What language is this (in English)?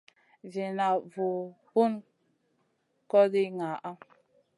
Masana